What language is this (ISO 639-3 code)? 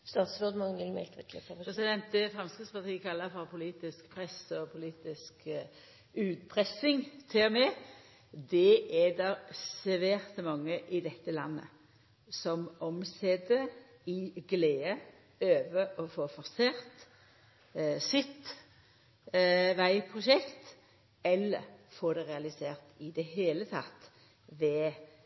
nno